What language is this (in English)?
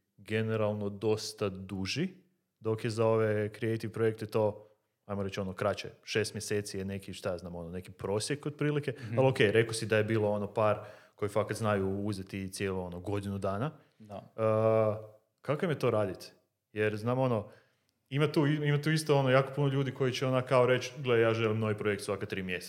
Croatian